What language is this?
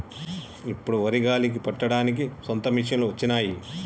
Telugu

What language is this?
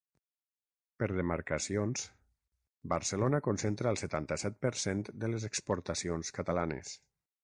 Catalan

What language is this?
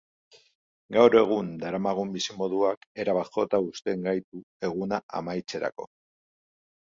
Basque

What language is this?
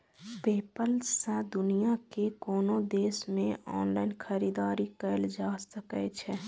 Maithili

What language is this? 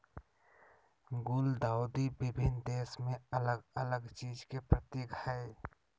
Magahi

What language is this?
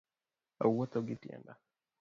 Luo (Kenya and Tanzania)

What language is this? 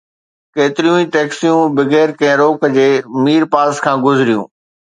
Sindhi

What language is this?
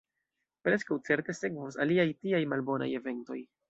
Esperanto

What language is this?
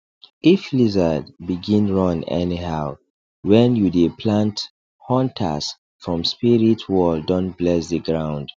Nigerian Pidgin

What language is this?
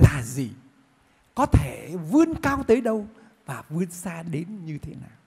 Vietnamese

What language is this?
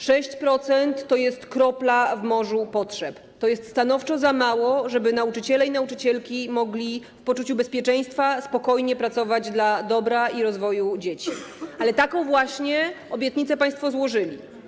Polish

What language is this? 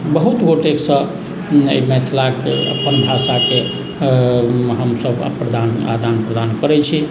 Maithili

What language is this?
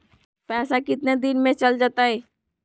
Magahi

